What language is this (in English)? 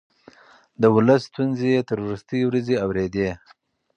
Pashto